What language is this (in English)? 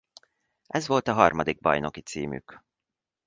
Hungarian